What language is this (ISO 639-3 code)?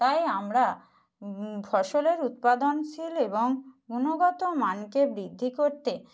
ben